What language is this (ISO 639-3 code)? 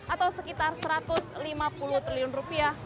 ind